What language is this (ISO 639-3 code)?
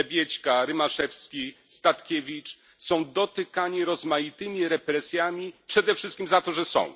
pol